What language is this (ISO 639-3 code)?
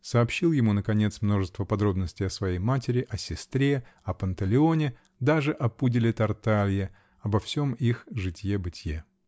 rus